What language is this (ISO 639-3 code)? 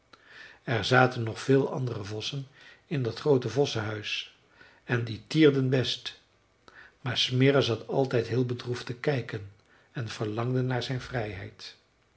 nld